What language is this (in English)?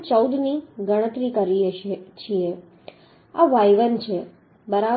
Gujarati